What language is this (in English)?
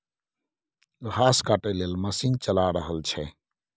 Maithili